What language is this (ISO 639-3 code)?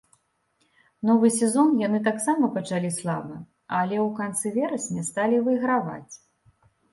bel